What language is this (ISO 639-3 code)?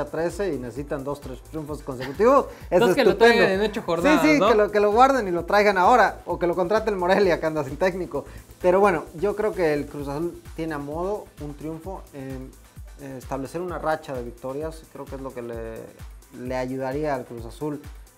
spa